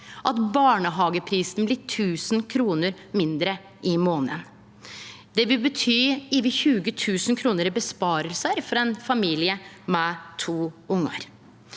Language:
Norwegian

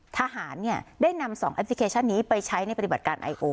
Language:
Thai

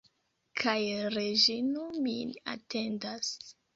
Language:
Esperanto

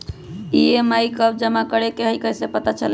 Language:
Magahi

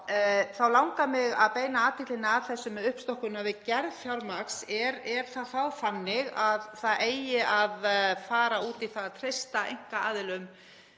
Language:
Icelandic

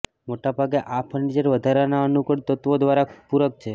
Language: Gujarati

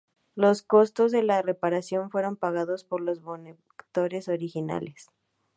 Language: Spanish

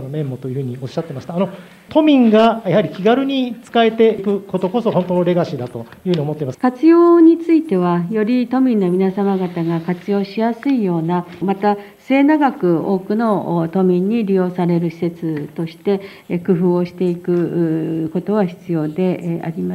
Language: Japanese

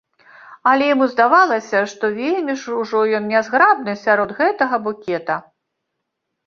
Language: Belarusian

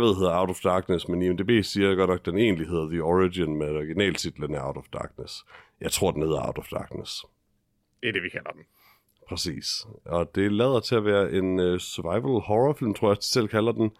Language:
Danish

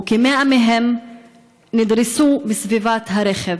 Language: Hebrew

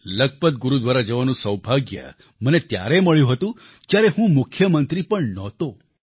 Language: Gujarati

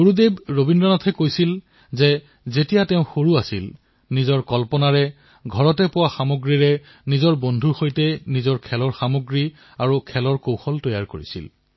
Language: Assamese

